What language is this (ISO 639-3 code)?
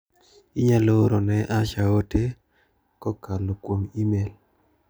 luo